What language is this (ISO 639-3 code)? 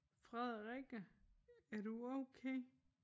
dan